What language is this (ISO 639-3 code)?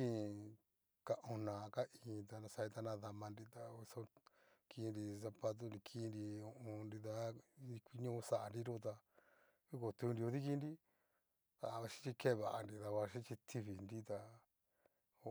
miu